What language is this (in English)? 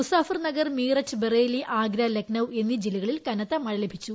Malayalam